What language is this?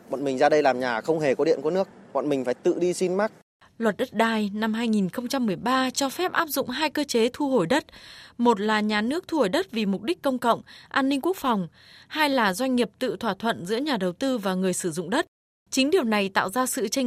Vietnamese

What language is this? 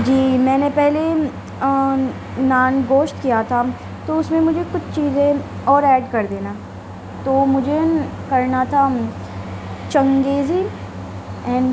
Urdu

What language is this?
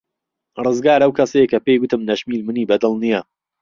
Central Kurdish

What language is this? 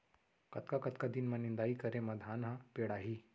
Chhattisgarhi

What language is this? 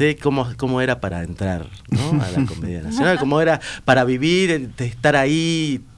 Spanish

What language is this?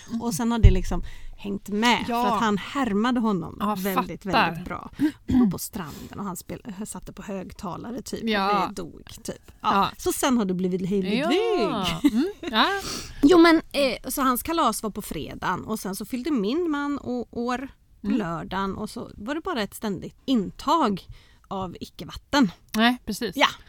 Swedish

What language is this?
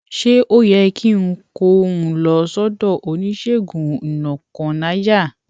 Yoruba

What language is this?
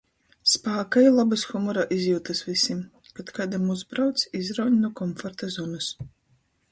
Latgalian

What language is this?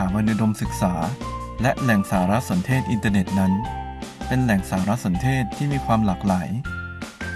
Thai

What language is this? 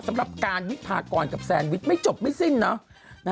Thai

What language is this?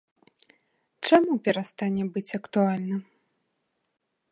Belarusian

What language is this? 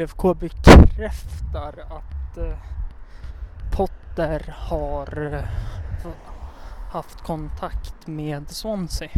Swedish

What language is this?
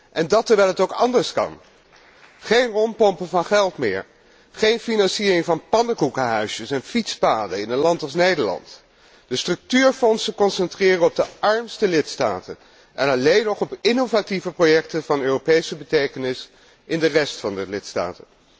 Dutch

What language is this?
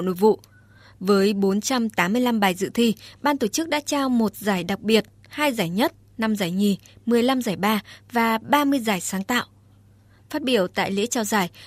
Vietnamese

